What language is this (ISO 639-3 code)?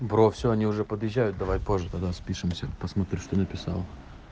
rus